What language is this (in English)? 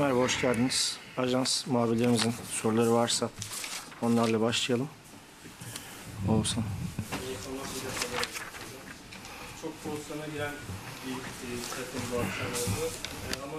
Turkish